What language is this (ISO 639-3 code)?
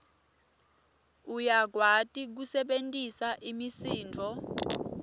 ssw